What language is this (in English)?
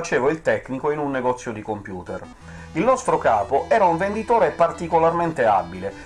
Italian